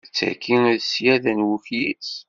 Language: Kabyle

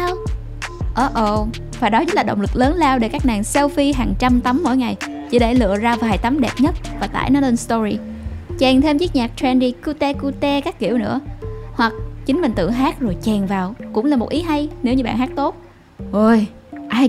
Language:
Vietnamese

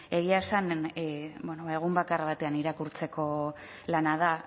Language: Basque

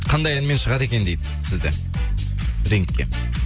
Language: Kazakh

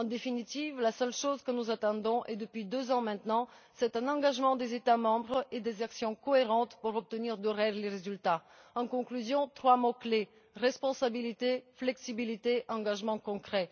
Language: French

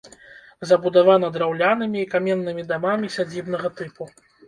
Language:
Belarusian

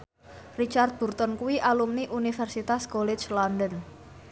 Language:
Javanese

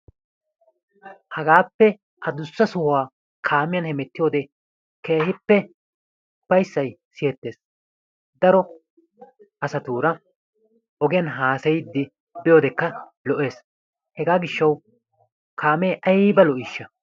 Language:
Wolaytta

